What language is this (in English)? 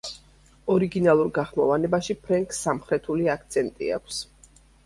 Georgian